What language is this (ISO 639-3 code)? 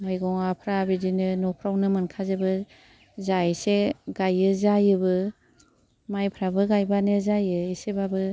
brx